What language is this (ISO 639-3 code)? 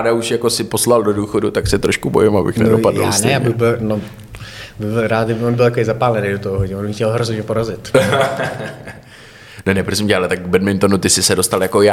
ces